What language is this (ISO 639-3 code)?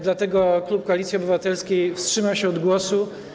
pol